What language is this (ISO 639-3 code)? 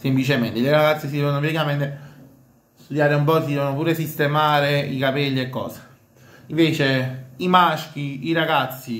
ita